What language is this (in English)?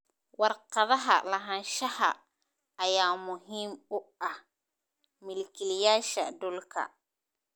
Somali